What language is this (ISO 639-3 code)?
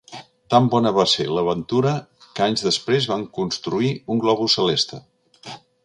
cat